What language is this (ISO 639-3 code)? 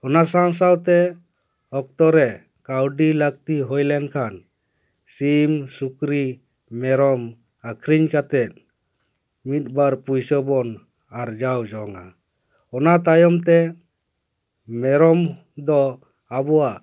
sat